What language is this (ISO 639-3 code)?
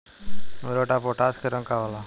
bho